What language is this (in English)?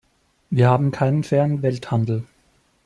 German